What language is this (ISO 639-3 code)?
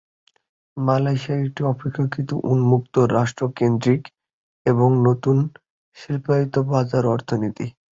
ben